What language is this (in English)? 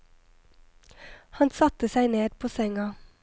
Norwegian